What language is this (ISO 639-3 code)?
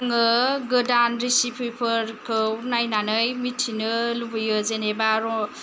brx